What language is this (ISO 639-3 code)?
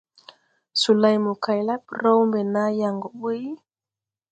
tui